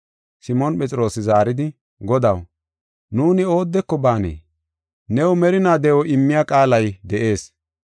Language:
Gofa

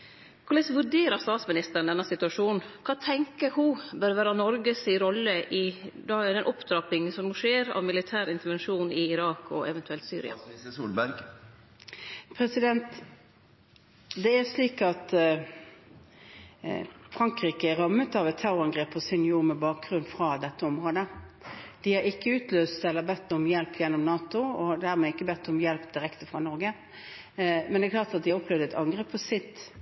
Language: Norwegian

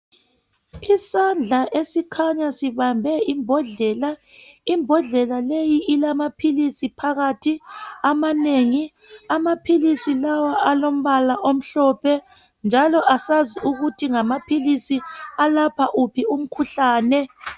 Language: North Ndebele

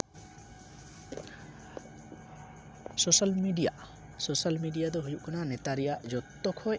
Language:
Santali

